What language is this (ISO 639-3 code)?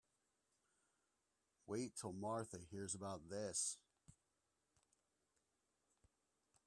eng